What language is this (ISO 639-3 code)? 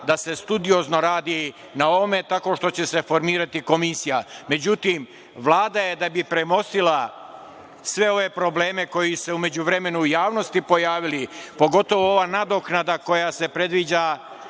srp